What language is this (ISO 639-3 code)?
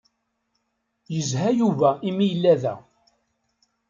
kab